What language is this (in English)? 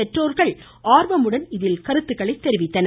Tamil